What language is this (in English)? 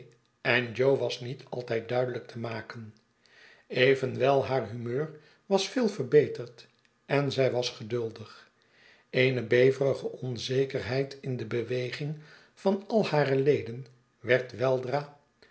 Dutch